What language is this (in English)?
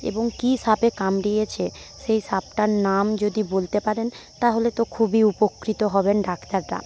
Bangla